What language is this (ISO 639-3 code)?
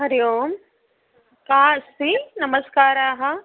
san